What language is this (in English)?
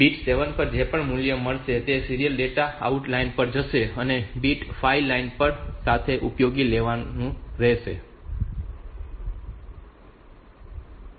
Gujarati